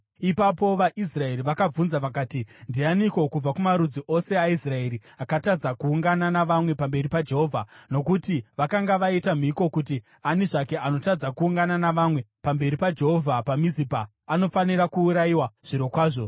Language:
Shona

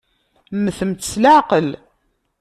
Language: Kabyle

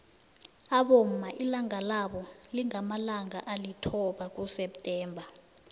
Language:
South Ndebele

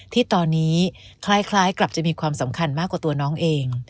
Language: Thai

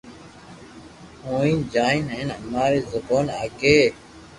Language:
Loarki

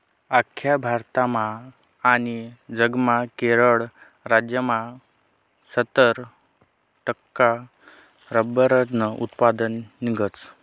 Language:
Marathi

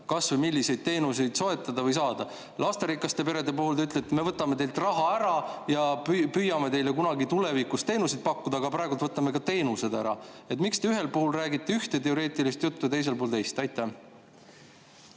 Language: Estonian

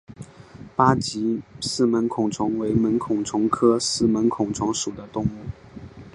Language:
Chinese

